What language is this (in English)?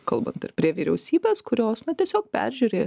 Lithuanian